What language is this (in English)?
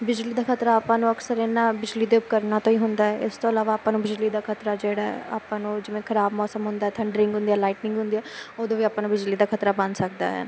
Punjabi